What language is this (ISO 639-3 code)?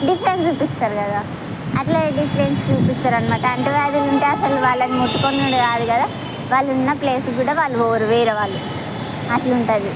tel